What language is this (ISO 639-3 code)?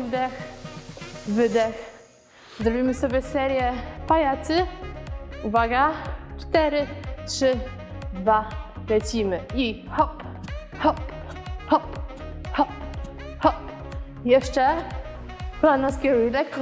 pol